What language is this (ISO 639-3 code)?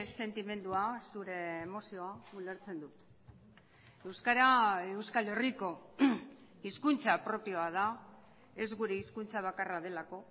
eus